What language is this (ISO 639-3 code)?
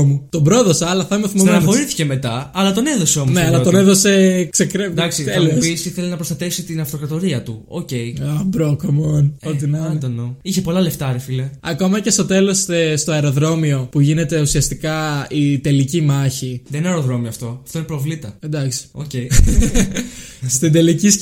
ell